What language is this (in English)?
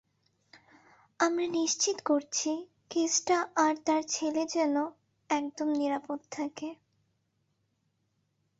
Bangla